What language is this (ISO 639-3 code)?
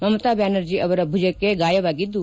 kan